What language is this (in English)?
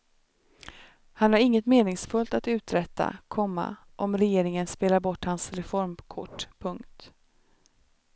Swedish